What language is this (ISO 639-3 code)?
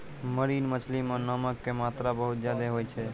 mai